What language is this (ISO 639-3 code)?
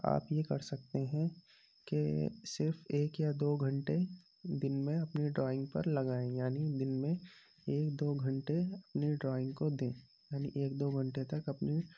urd